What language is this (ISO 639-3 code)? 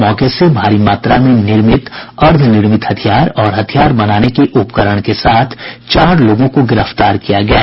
hin